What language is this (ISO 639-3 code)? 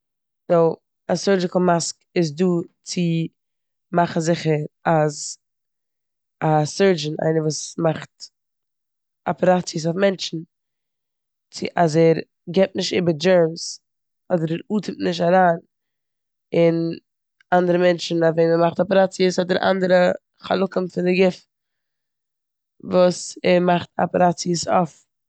yid